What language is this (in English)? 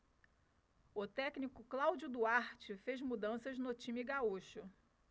Portuguese